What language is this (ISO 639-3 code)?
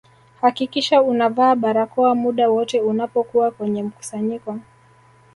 swa